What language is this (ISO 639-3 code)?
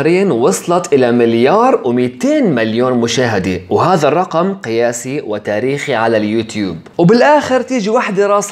ara